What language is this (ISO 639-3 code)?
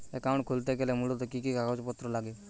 ben